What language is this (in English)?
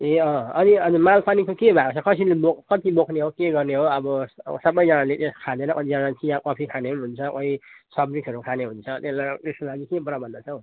Nepali